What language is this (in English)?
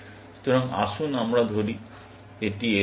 Bangla